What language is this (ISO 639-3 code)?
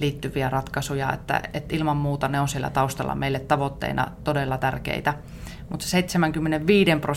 fin